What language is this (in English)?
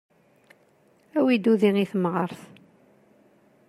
Kabyle